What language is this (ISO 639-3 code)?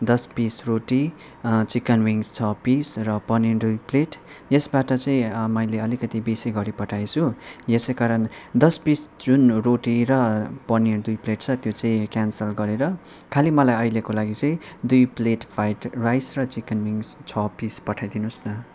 nep